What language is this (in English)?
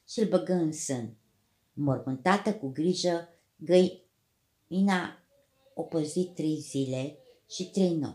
Romanian